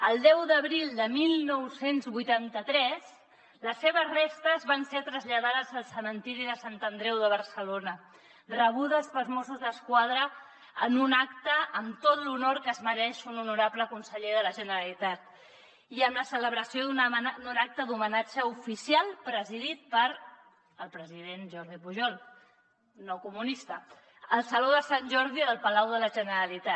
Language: Catalan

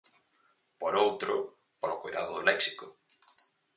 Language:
Galician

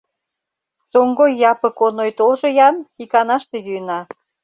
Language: Mari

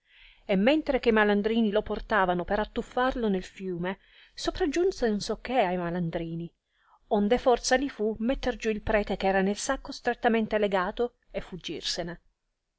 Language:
Italian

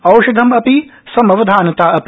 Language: Sanskrit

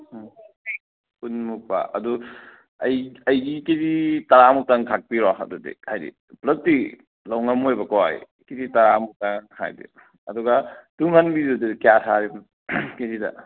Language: Manipuri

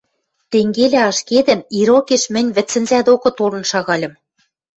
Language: Western Mari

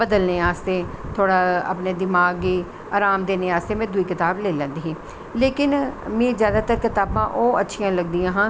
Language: Dogri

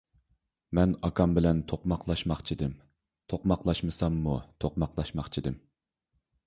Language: Uyghur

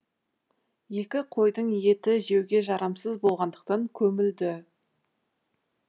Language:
Kazakh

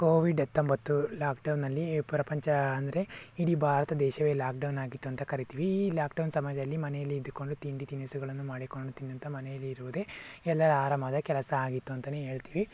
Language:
Kannada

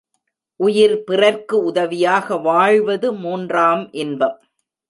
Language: Tamil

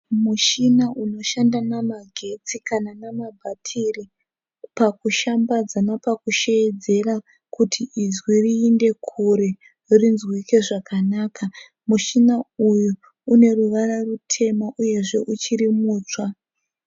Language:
Shona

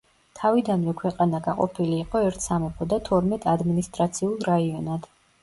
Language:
Georgian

